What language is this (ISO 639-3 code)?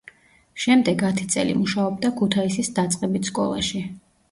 kat